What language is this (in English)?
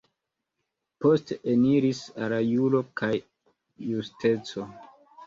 Esperanto